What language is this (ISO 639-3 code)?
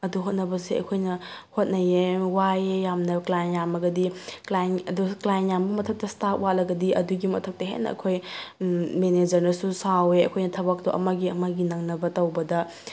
mni